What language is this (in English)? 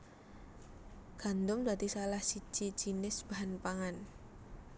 Javanese